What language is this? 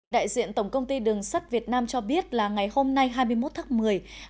Vietnamese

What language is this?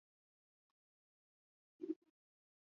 Swahili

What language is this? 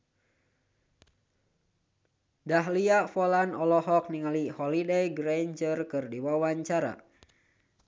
Sundanese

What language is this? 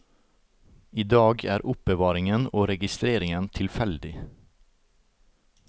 Norwegian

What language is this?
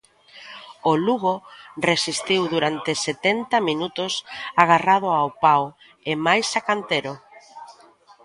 Galician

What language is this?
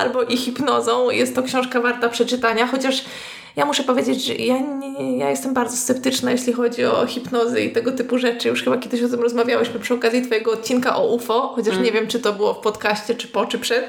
Polish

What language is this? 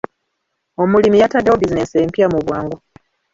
Ganda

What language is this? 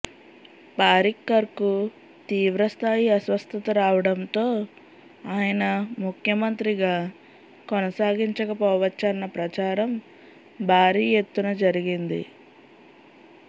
Telugu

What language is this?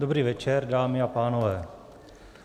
Czech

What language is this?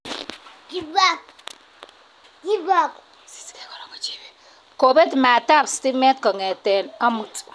Kalenjin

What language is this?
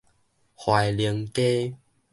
Min Nan Chinese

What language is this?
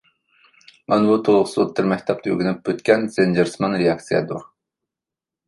Uyghur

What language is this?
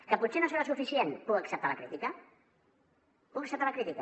Catalan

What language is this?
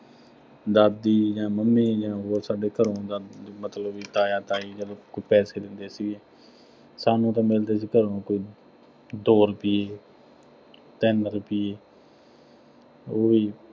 Punjabi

